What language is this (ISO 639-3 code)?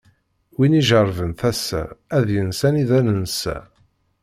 kab